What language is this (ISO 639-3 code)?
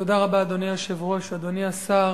heb